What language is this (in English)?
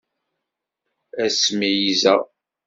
Kabyle